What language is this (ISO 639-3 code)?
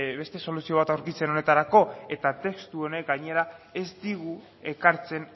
eus